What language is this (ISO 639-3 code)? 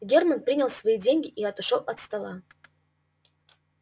rus